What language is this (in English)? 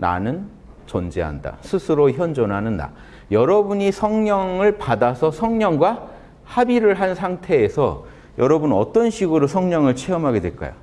Korean